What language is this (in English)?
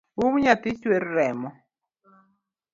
Luo (Kenya and Tanzania)